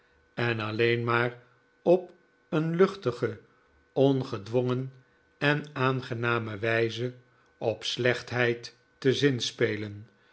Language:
Dutch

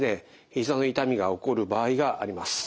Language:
Japanese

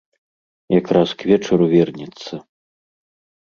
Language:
Belarusian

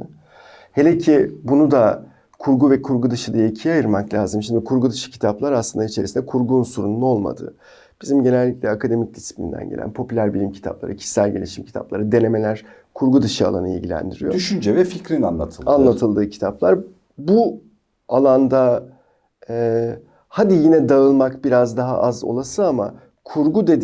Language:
Turkish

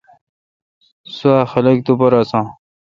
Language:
Kalkoti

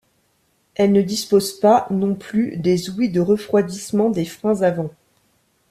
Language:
French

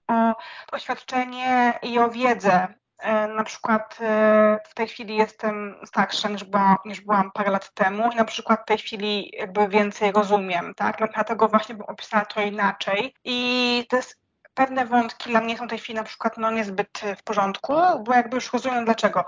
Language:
Polish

